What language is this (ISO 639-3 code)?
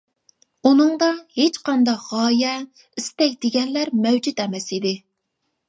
uig